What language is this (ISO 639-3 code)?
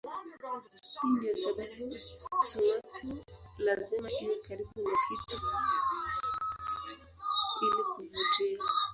swa